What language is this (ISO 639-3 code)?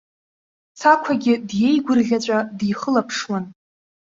abk